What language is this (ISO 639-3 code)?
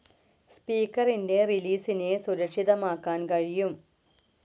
mal